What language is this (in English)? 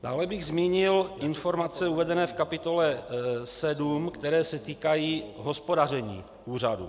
Czech